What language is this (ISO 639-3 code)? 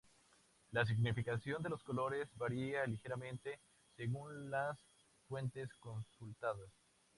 spa